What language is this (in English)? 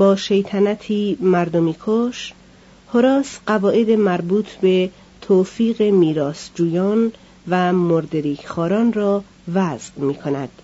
Persian